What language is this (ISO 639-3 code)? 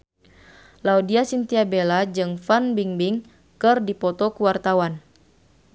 sun